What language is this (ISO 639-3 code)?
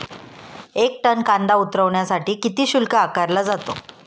mar